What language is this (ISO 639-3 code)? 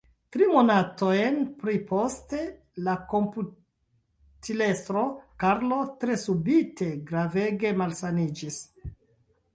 epo